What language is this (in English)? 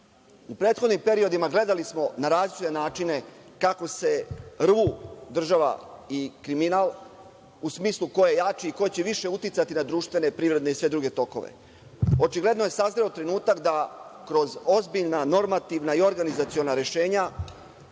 Serbian